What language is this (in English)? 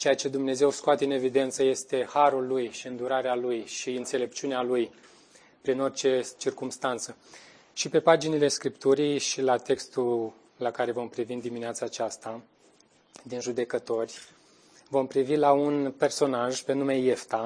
Romanian